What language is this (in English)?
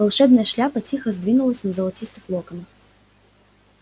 Russian